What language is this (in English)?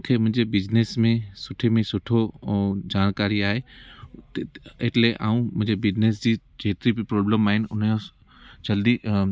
Sindhi